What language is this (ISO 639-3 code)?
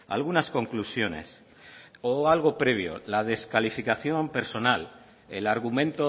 spa